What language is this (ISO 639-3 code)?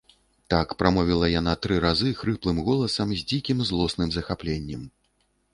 bel